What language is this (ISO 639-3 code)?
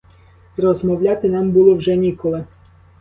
ukr